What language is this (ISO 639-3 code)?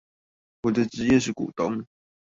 zho